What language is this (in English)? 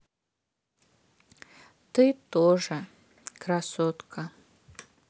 Russian